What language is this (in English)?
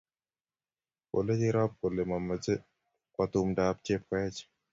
Kalenjin